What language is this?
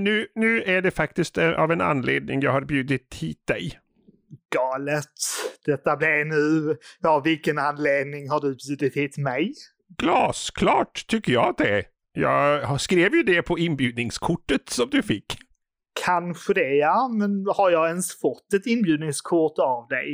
Swedish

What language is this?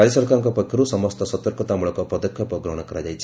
Odia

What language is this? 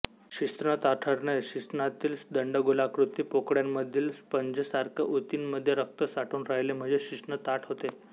Marathi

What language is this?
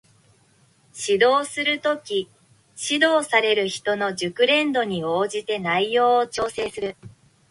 Japanese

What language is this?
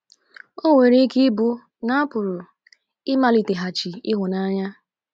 Igbo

